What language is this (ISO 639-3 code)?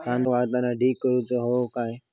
mar